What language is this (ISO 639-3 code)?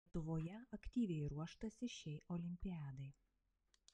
lit